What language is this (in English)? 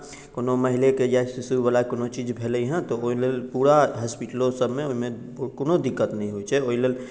Maithili